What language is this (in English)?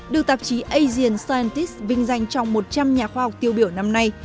Vietnamese